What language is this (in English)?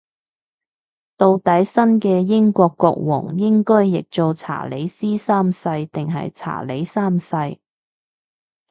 Cantonese